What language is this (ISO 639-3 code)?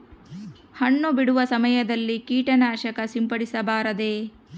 kan